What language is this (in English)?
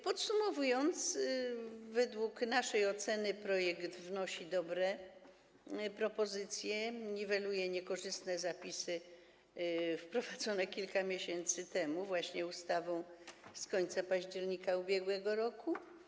Polish